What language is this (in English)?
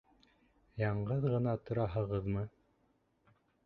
Bashkir